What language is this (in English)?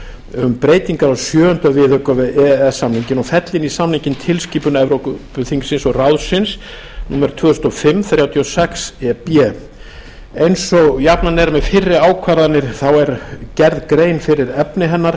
Icelandic